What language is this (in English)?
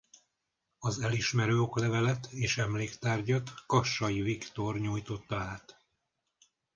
Hungarian